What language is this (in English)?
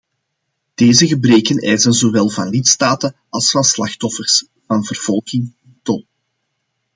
Dutch